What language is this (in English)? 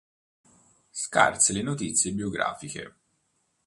Italian